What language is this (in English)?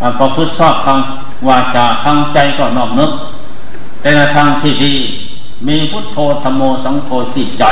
Thai